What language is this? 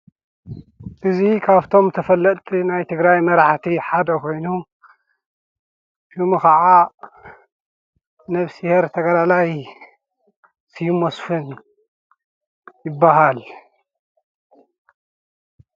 Tigrinya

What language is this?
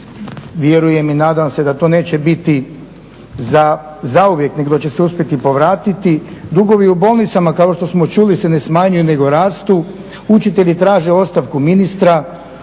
Croatian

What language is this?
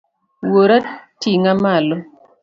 Luo (Kenya and Tanzania)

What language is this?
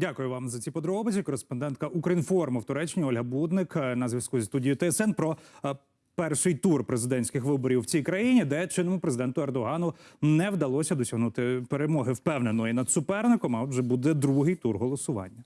Ukrainian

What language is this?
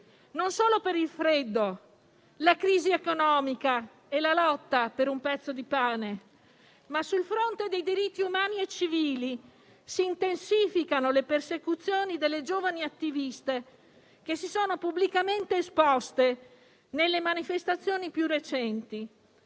Italian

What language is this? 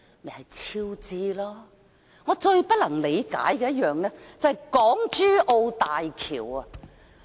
Cantonese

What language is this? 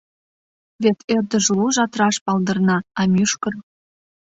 Mari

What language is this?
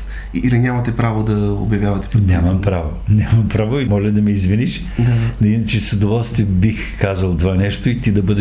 Bulgarian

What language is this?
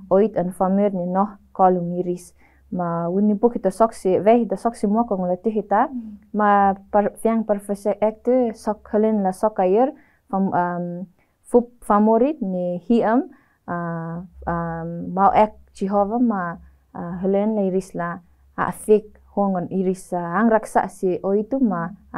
Indonesian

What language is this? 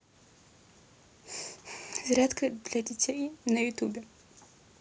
Russian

